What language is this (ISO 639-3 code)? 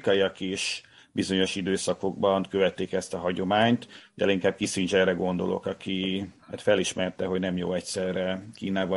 hun